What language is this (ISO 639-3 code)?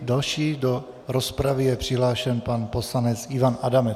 ces